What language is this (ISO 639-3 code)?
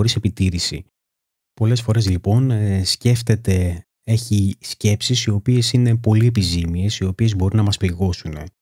ell